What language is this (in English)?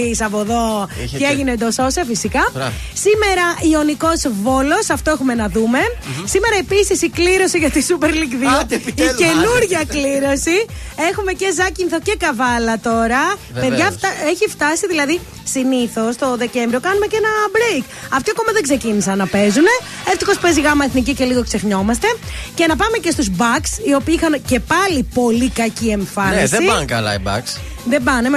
Greek